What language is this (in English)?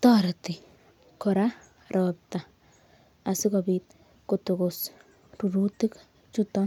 Kalenjin